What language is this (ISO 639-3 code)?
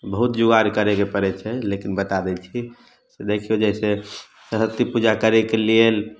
mai